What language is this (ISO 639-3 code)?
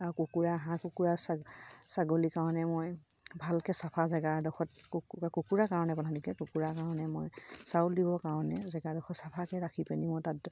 asm